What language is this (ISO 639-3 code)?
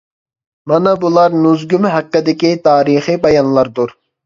uig